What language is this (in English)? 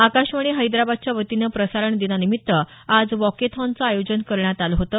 Marathi